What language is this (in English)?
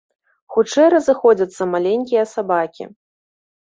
Belarusian